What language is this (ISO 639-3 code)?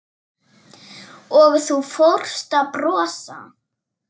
isl